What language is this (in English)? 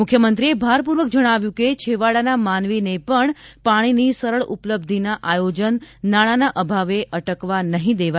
Gujarati